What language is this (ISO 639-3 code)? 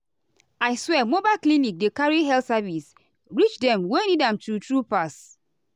pcm